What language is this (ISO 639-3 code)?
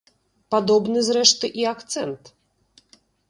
bel